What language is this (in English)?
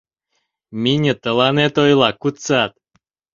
Mari